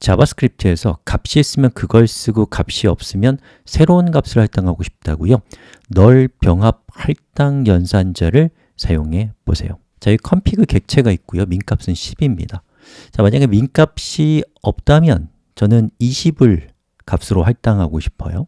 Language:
Korean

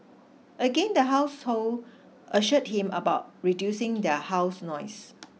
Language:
English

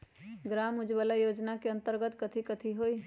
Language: Magahi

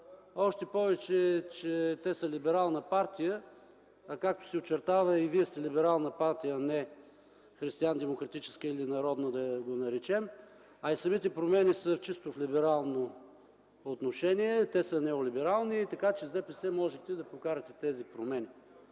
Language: Bulgarian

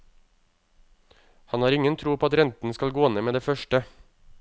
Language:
Norwegian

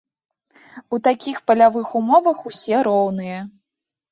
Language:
Belarusian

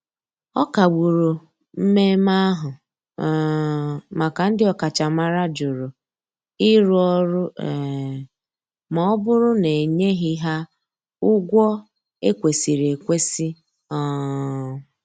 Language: Igbo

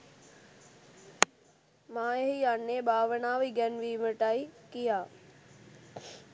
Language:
Sinhala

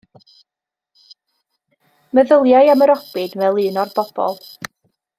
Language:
Welsh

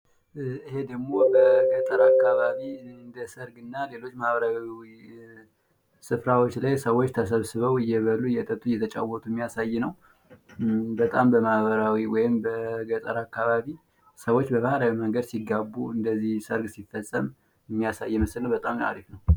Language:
Amharic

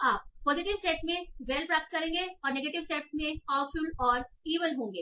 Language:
Hindi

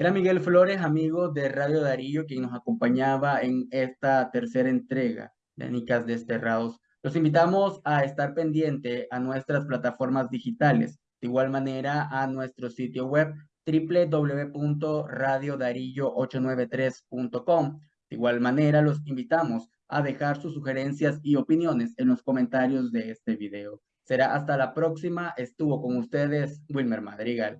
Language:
Spanish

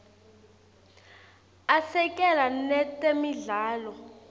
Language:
Swati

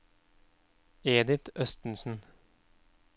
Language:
Norwegian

